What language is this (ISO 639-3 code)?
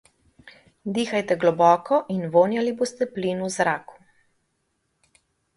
slv